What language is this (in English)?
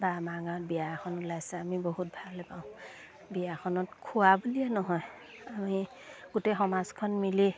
Assamese